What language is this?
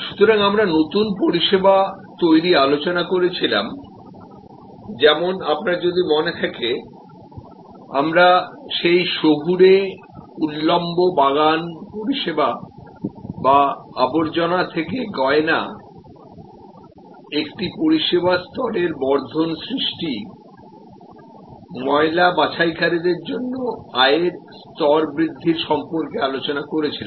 Bangla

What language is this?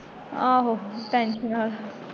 Punjabi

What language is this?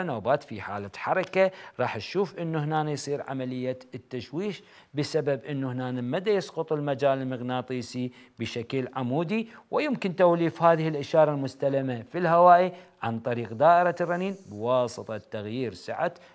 Arabic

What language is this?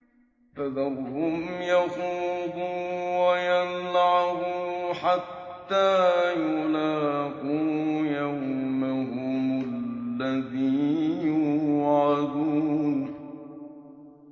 Arabic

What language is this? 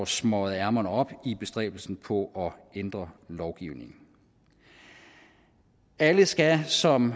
Danish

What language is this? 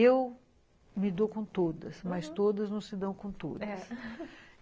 Portuguese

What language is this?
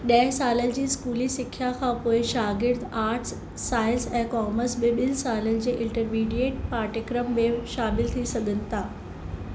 Sindhi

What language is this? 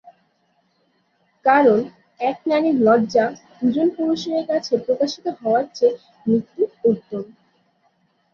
Bangla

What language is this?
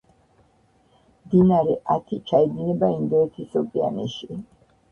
Georgian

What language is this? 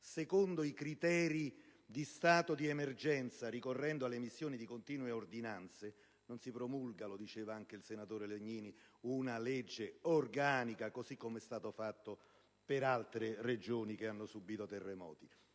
Italian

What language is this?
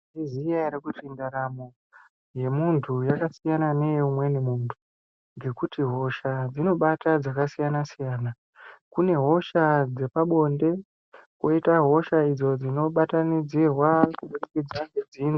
Ndau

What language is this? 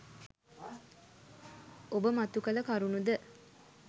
Sinhala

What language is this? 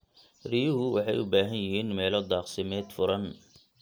Somali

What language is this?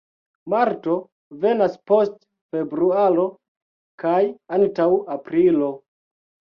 Esperanto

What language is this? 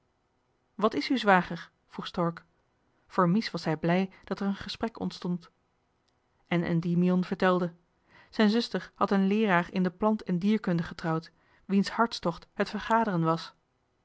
Dutch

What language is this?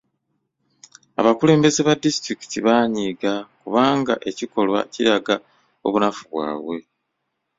Ganda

